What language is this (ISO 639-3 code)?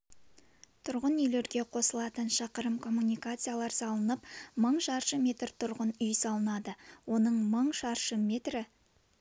kaz